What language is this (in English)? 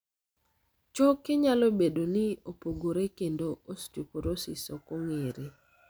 Luo (Kenya and Tanzania)